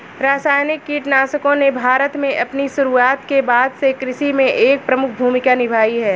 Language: Hindi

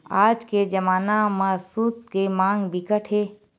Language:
Chhattisgarhi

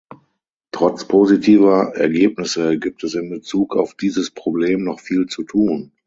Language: German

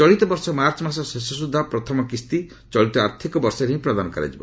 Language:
Odia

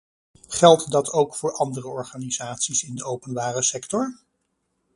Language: Dutch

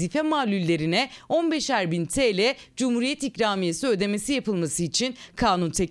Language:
Turkish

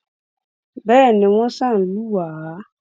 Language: Yoruba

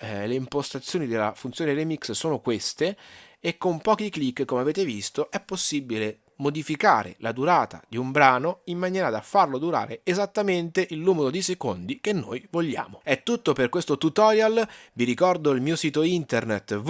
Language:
Italian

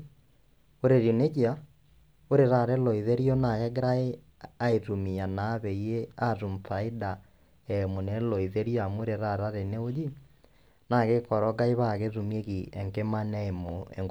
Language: Masai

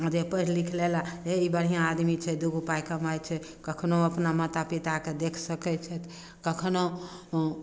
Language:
Maithili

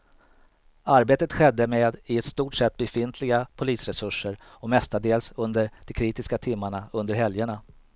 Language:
Swedish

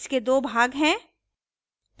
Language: Hindi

